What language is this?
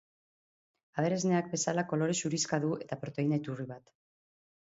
Basque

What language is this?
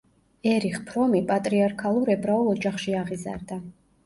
Georgian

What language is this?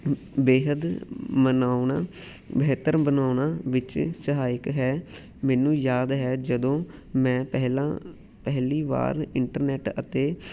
Punjabi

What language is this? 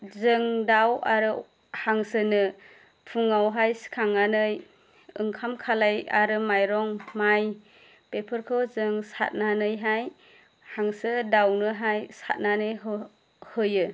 Bodo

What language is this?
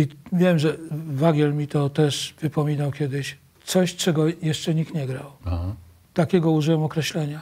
Polish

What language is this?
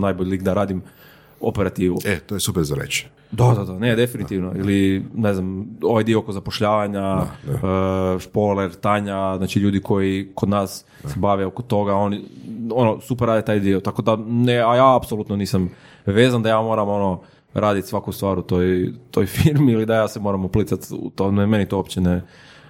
Croatian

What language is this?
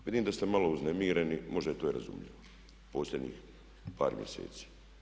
Croatian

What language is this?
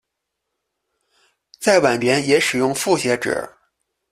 Chinese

